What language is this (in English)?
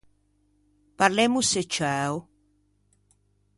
Ligurian